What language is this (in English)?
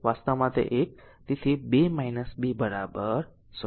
Gujarati